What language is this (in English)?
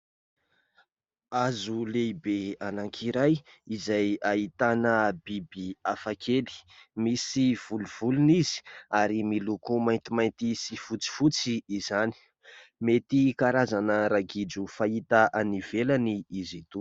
Malagasy